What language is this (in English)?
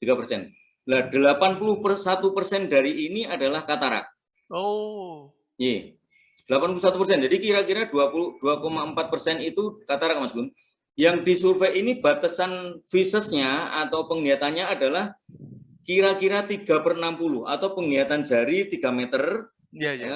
Indonesian